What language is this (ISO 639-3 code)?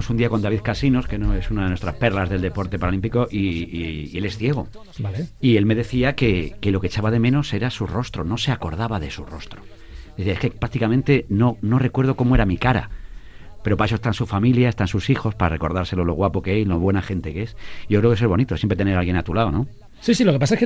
spa